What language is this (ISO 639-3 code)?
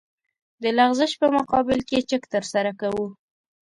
pus